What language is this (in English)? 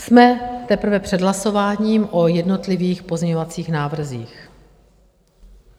Czech